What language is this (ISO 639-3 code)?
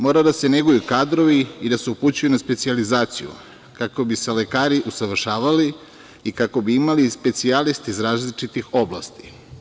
srp